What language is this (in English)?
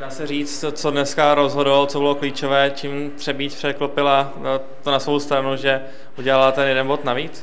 Czech